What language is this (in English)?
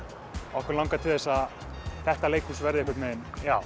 Icelandic